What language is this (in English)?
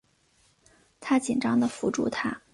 Chinese